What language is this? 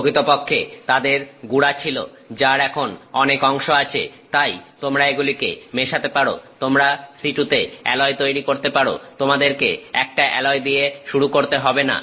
Bangla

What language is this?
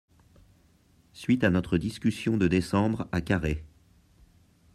French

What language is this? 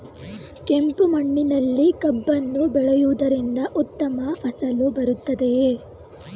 Kannada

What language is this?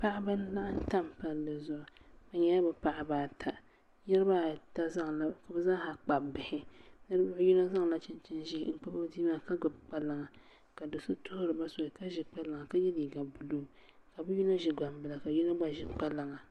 Dagbani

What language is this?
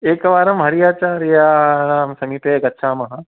Sanskrit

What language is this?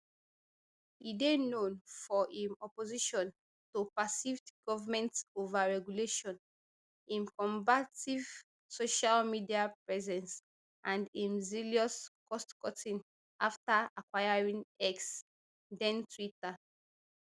Nigerian Pidgin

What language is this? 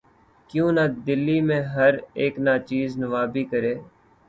Urdu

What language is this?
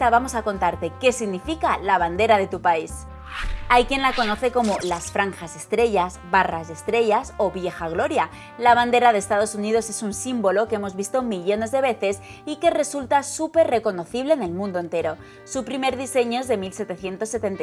Spanish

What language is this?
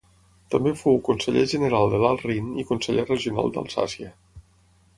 Catalan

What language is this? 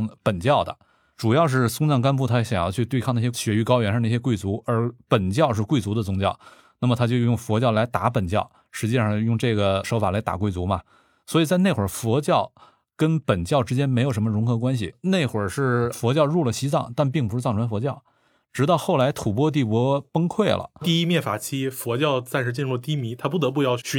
Chinese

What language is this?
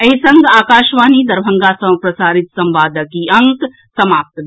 Maithili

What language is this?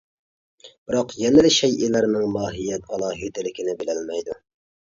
Uyghur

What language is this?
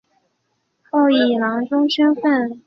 Chinese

